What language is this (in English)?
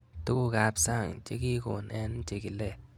Kalenjin